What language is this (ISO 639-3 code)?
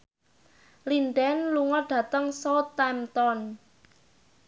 jav